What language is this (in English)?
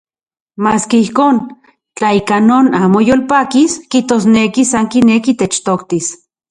Central Puebla Nahuatl